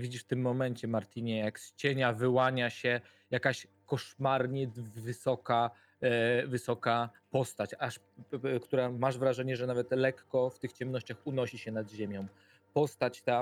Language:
Polish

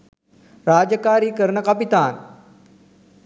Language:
Sinhala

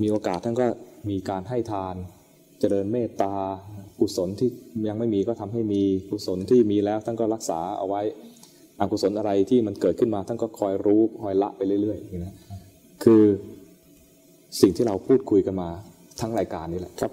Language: Thai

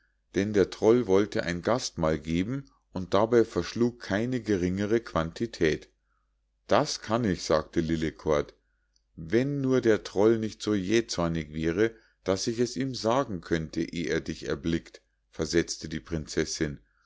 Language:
German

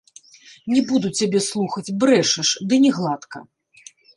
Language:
Belarusian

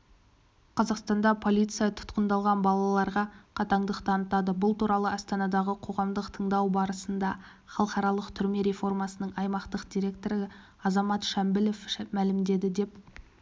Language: Kazakh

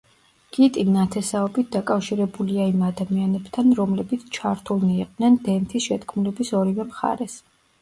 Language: Georgian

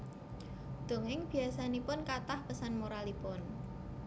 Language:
Javanese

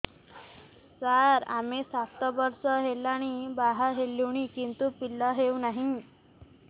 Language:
Odia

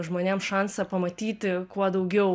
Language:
Lithuanian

